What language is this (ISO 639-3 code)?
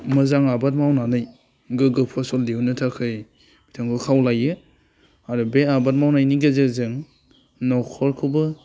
brx